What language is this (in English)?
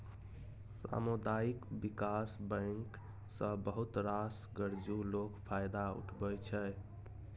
Maithili